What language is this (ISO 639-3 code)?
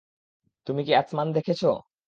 ben